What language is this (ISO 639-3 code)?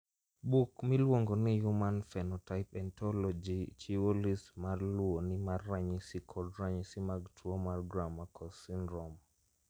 luo